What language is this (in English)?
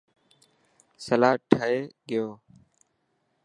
Dhatki